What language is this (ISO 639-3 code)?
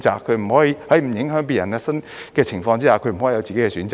yue